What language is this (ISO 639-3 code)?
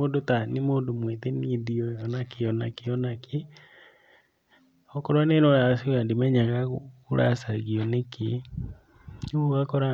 kik